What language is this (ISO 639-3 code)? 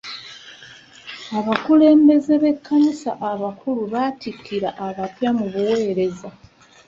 lug